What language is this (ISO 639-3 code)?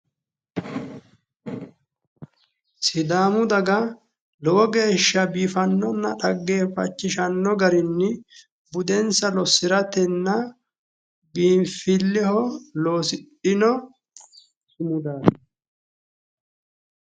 sid